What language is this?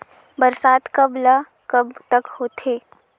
Chhattisgarhi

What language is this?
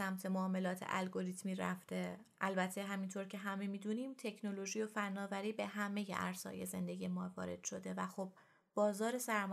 Persian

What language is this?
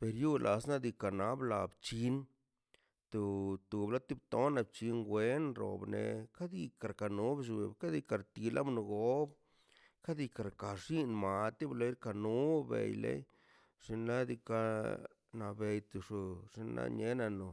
Mazaltepec Zapotec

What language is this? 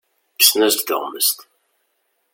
Kabyle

